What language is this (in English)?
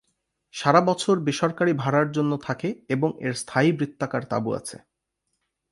Bangla